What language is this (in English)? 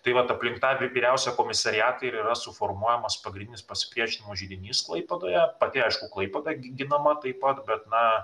Lithuanian